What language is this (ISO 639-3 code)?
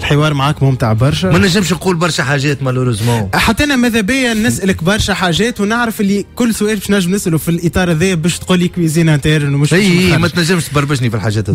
ara